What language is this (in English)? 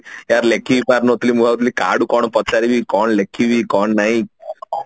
Odia